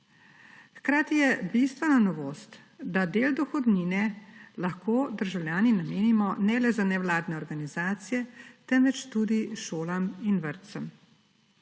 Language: Slovenian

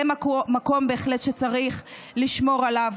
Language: Hebrew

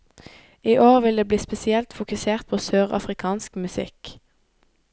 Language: Norwegian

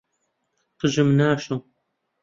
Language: Central Kurdish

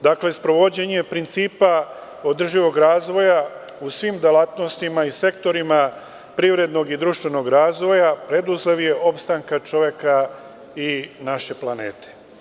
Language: Serbian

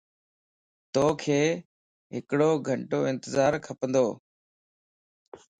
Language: Lasi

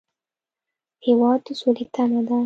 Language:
Pashto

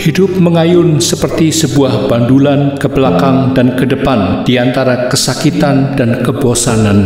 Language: Indonesian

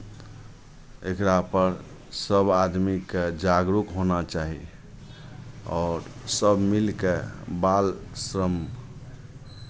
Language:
Maithili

